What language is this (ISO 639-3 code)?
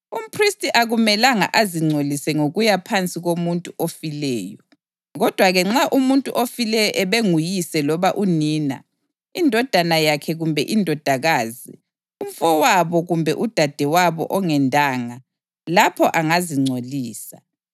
nde